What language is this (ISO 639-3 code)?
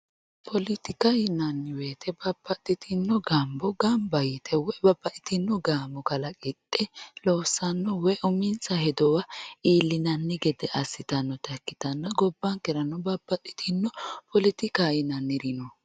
sid